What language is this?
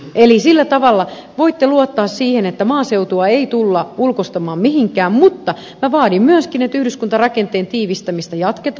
Finnish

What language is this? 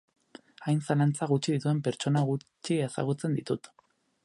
Basque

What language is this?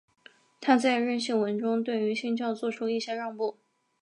Chinese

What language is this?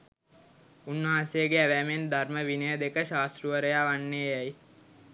Sinhala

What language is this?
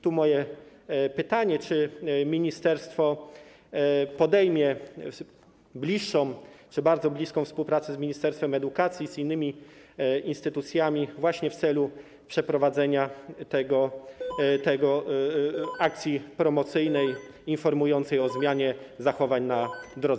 Polish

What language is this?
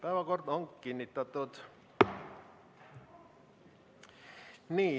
Estonian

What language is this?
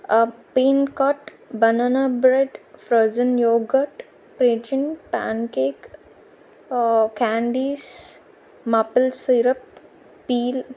Telugu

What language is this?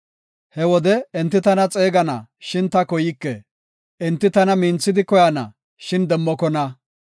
Gofa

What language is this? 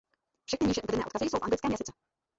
Czech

